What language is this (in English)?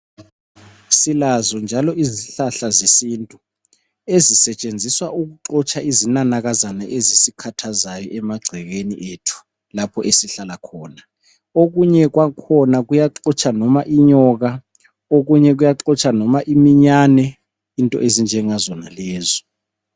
North Ndebele